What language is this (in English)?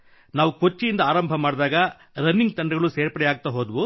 Kannada